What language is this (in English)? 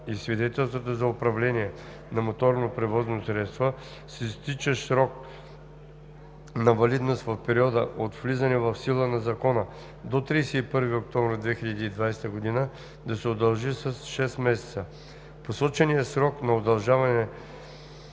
Bulgarian